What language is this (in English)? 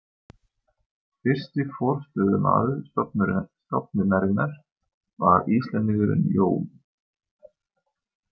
Icelandic